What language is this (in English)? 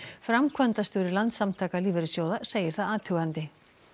Icelandic